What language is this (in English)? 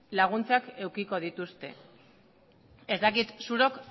Basque